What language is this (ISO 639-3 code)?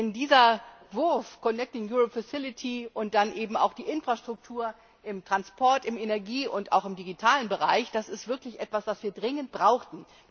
deu